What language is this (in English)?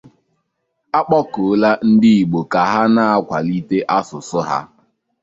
Igbo